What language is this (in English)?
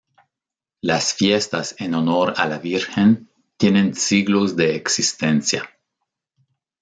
Spanish